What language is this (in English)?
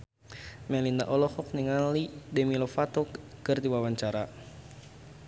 Sundanese